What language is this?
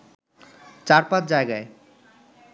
Bangla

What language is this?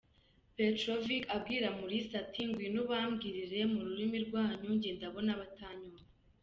Kinyarwanda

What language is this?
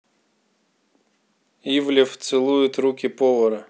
Russian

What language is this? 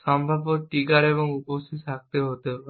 Bangla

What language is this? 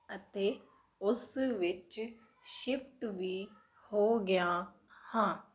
Punjabi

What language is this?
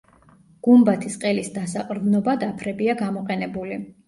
Georgian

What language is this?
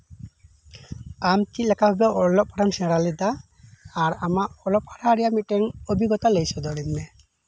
Santali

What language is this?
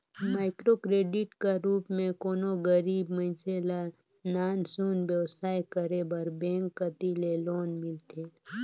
Chhattisgarhi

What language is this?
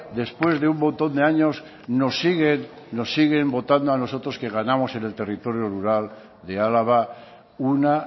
Spanish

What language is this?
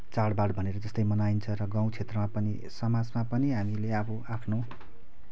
Nepali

